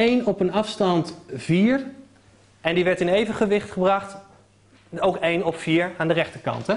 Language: Dutch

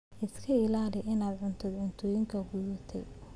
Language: Somali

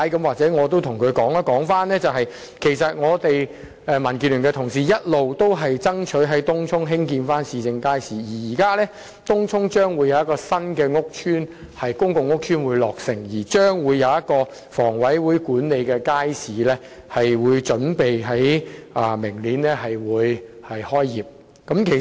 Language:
Cantonese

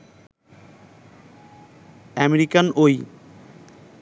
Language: Bangla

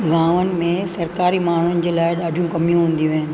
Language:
Sindhi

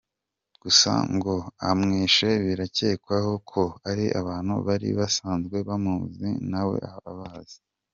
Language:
Kinyarwanda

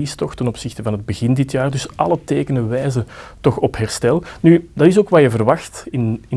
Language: Dutch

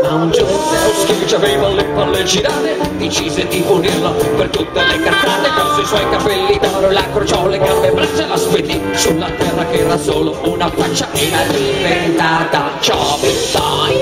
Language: Italian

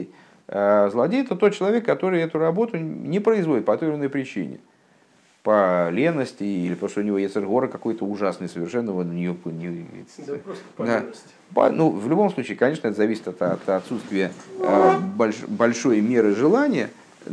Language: Russian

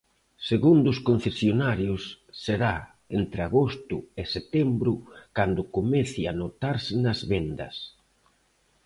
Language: Galician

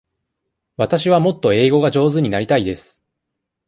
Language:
Japanese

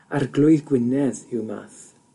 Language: Welsh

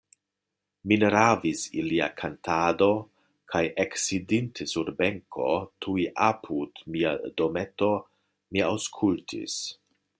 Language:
Esperanto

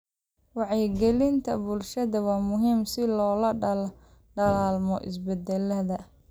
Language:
Somali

